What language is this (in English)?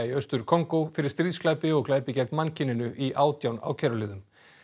Icelandic